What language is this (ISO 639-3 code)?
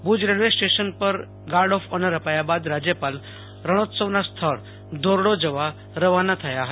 guj